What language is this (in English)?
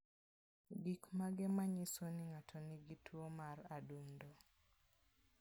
Luo (Kenya and Tanzania)